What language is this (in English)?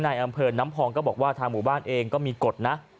Thai